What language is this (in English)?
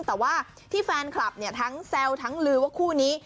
Thai